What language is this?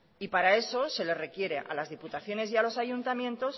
Spanish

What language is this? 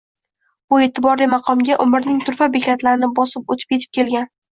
Uzbek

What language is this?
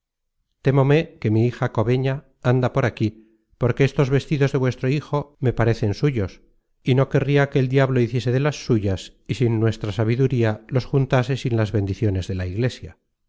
Spanish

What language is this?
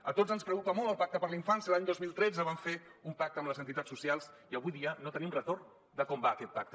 Catalan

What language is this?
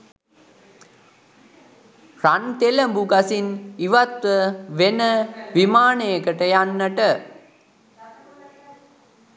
Sinhala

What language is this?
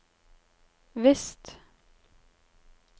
Norwegian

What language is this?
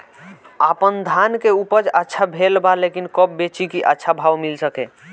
Bhojpuri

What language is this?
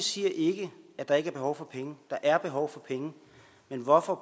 Danish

